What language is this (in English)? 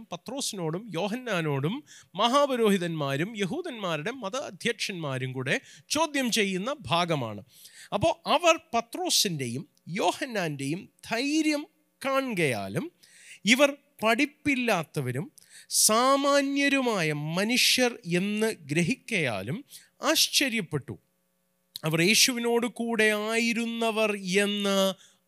Malayalam